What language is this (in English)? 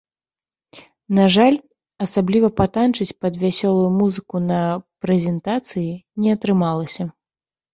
Belarusian